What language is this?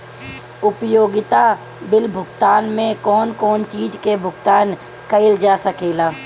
Bhojpuri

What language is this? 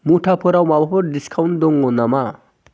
Bodo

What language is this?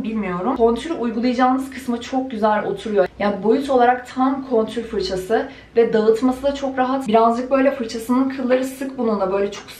Turkish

